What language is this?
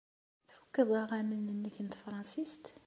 Kabyle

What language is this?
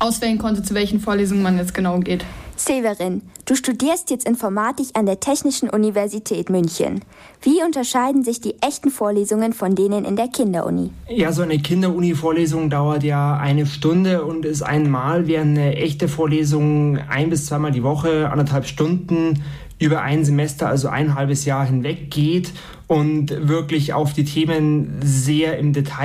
German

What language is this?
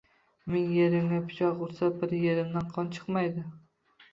Uzbek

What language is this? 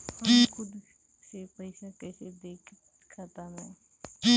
Bhojpuri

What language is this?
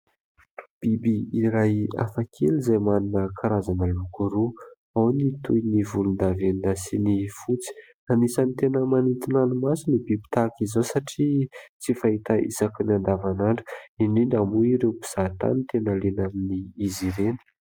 Malagasy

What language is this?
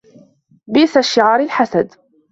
Arabic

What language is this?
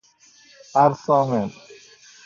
Persian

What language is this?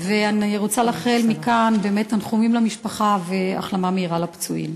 Hebrew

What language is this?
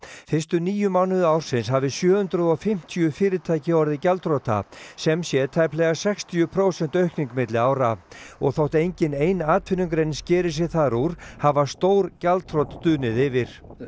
Icelandic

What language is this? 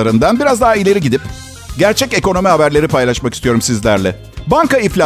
Turkish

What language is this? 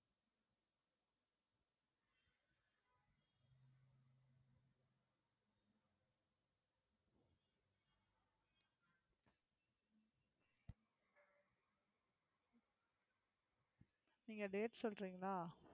Tamil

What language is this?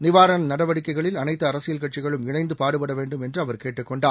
Tamil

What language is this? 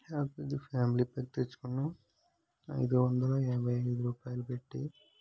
Telugu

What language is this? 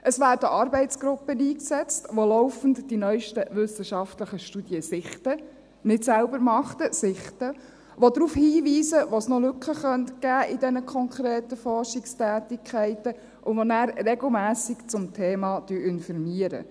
Swiss German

